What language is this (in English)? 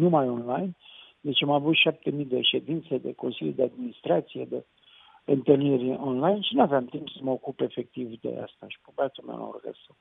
Romanian